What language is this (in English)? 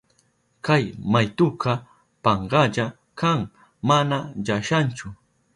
Southern Pastaza Quechua